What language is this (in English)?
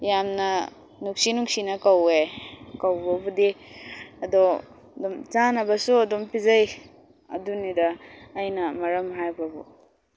Manipuri